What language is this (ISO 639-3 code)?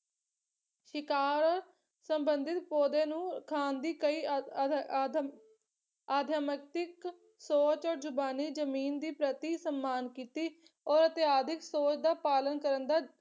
pan